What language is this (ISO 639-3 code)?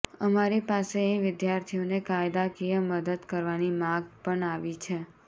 guj